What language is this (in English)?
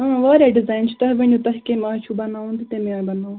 Kashmiri